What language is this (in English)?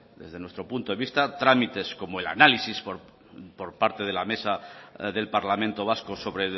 Spanish